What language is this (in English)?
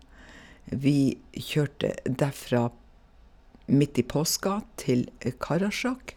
Norwegian